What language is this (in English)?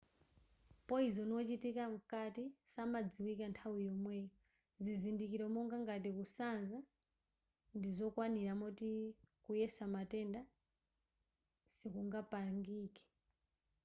Nyanja